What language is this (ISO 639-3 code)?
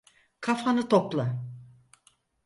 tur